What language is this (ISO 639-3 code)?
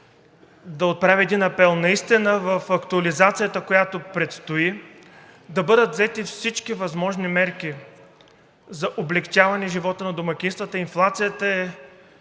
bul